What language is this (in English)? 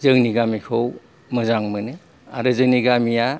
Bodo